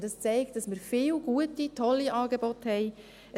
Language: Swiss German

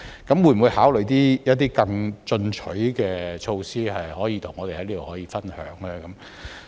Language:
Cantonese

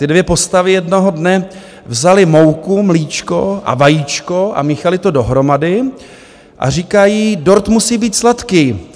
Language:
Czech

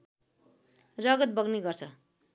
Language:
Nepali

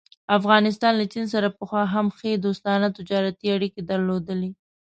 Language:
Pashto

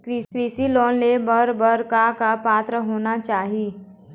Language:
Chhattisgarhi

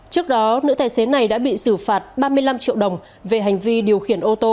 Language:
Vietnamese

